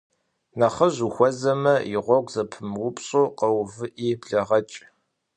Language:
Kabardian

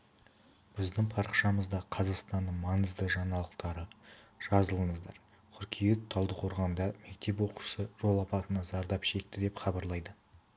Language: Kazakh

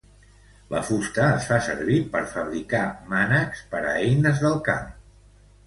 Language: Catalan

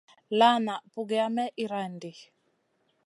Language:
Masana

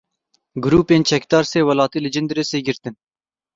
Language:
Kurdish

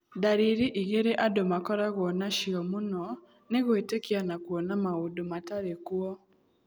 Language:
Kikuyu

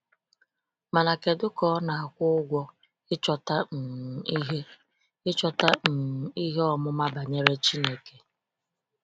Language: Igbo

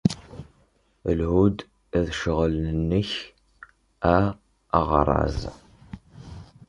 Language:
Kabyle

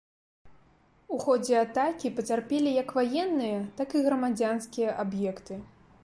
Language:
Belarusian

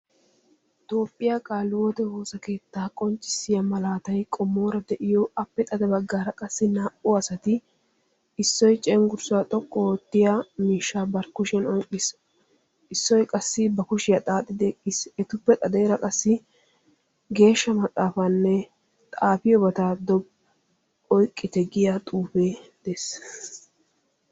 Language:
Wolaytta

